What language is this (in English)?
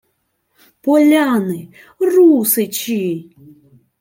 Ukrainian